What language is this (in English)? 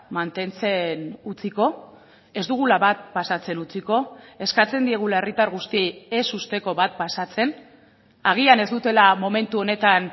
Basque